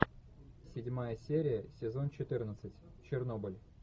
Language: Russian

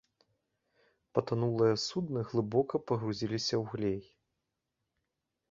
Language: Belarusian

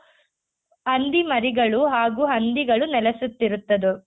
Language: Kannada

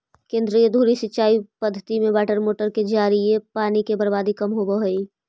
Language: Magahi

